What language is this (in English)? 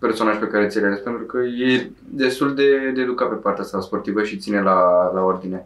Romanian